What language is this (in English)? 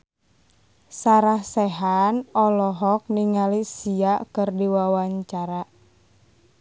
Sundanese